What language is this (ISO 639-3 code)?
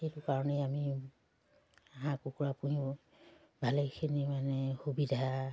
asm